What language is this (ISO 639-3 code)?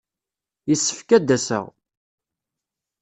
kab